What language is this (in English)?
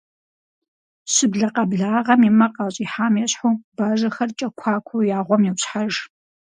Kabardian